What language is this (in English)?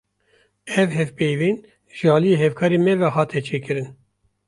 Kurdish